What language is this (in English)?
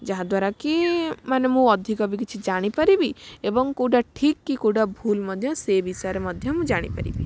Odia